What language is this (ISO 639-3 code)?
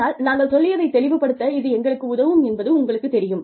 tam